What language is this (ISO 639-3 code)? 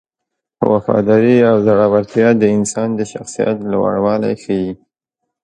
pus